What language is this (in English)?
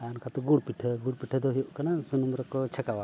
Santali